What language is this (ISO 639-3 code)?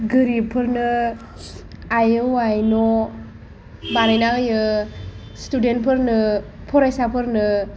brx